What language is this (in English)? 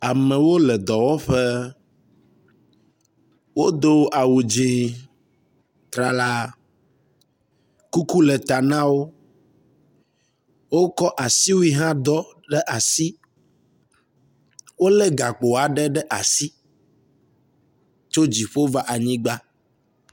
Ewe